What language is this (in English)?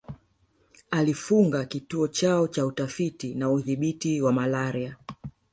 Swahili